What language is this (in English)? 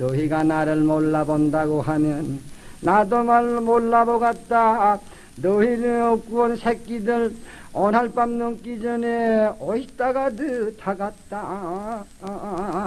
Korean